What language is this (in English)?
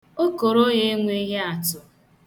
Igbo